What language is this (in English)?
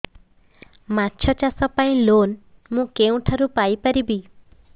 Odia